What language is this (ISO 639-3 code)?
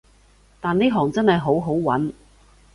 yue